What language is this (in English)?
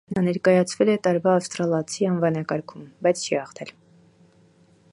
Armenian